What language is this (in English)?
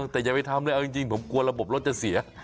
Thai